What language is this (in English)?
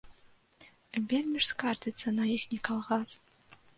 Belarusian